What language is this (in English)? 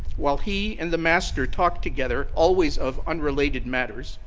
English